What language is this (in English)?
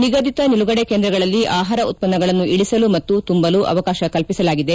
Kannada